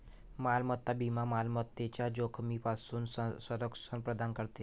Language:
Marathi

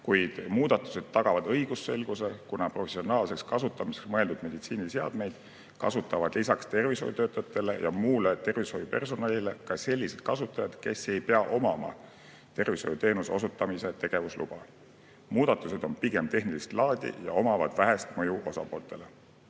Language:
Estonian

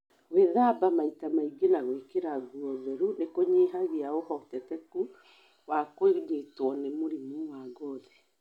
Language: Kikuyu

